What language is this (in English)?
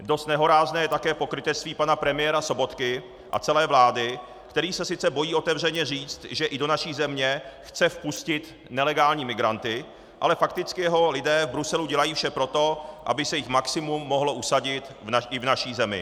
Czech